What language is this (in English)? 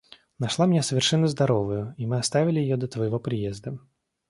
Russian